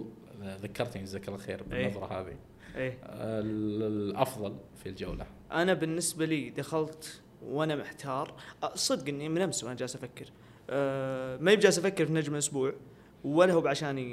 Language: Arabic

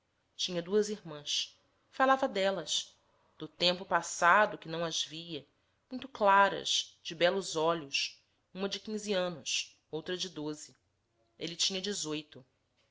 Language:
Portuguese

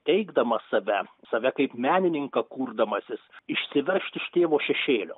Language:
Lithuanian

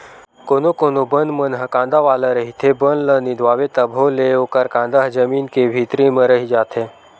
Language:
Chhattisgarhi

